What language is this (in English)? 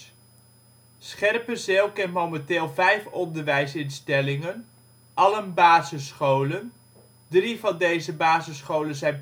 Dutch